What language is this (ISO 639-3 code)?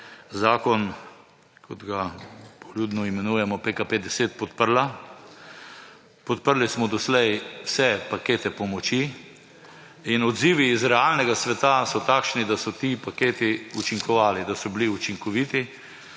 slv